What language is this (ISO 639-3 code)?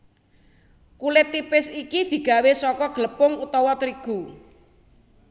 jav